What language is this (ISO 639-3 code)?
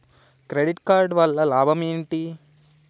tel